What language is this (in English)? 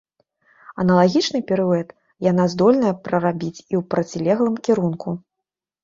Belarusian